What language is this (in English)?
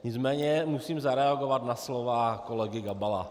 Czech